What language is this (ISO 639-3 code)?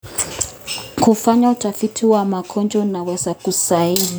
kln